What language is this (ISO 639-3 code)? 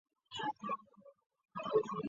zho